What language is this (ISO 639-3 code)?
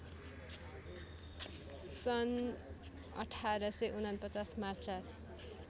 nep